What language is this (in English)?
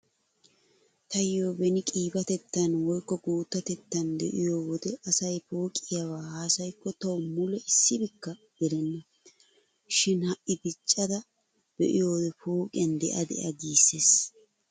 Wolaytta